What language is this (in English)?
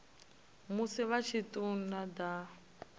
Venda